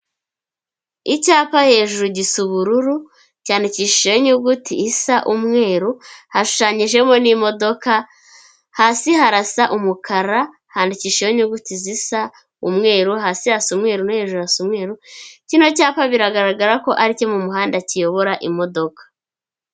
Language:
Kinyarwanda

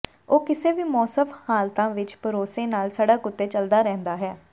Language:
Punjabi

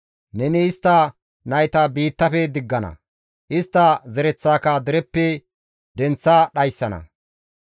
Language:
Gamo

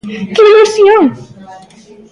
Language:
Galician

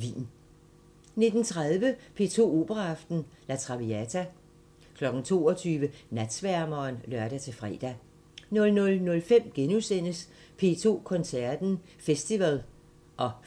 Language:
Danish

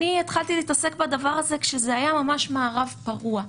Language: Hebrew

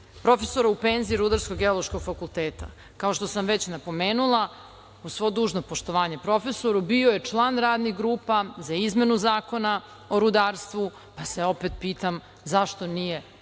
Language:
Serbian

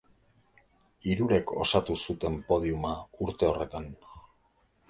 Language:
Basque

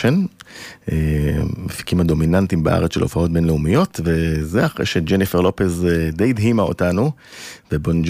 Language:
Hebrew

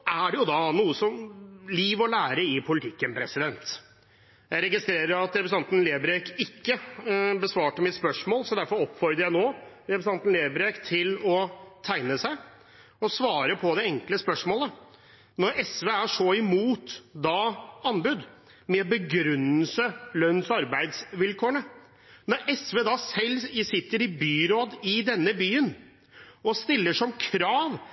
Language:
Norwegian Bokmål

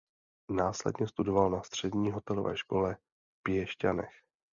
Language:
Czech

